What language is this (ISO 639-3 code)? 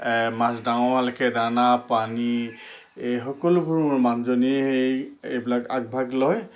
asm